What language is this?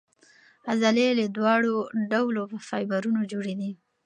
Pashto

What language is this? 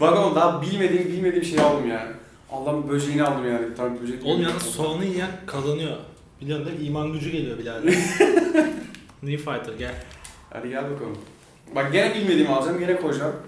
Turkish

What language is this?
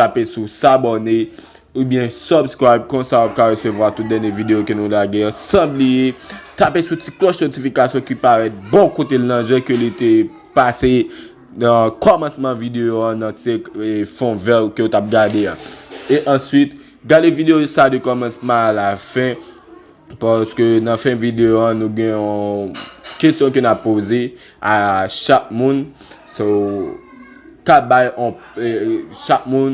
French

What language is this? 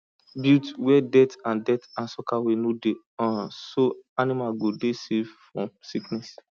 Nigerian Pidgin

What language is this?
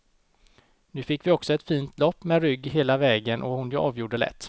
Swedish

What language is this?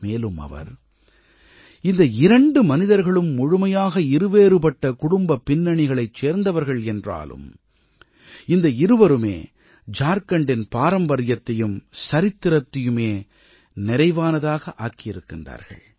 Tamil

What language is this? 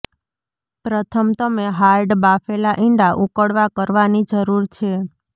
Gujarati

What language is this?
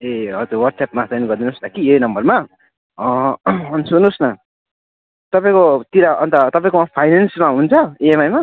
Nepali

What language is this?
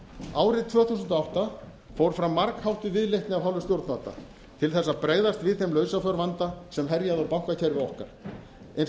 Icelandic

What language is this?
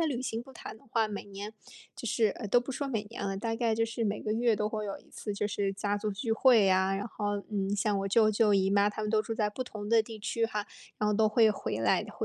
Chinese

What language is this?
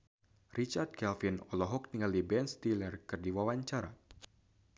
Sundanese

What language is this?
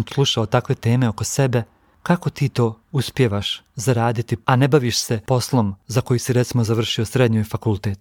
Croatian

